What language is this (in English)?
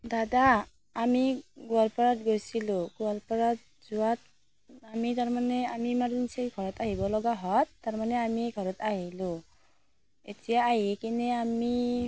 Assamese